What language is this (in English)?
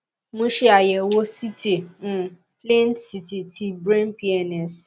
Yoruba